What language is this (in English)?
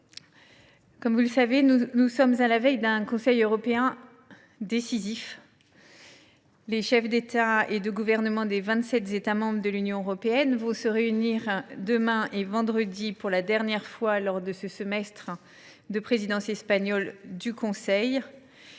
French